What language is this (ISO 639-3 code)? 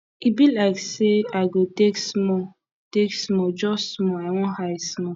pcm